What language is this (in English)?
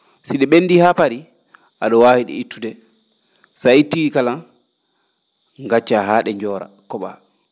Fula